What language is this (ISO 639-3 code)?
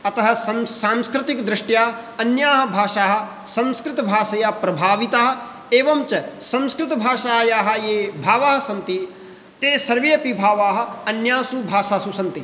san